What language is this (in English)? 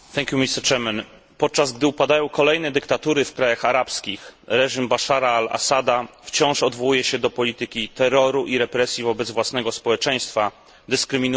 Polish